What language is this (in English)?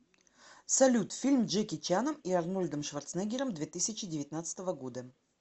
Russian